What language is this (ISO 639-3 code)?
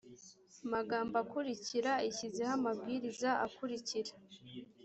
kin